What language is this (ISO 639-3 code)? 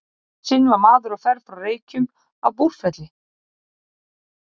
isl